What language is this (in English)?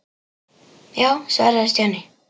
Icelandic